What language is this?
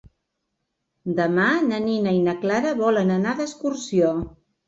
Catalan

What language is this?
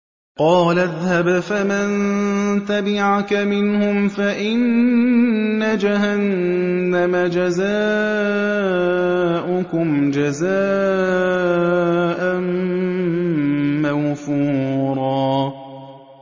Arabic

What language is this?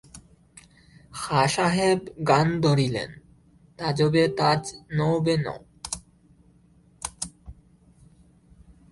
Bangla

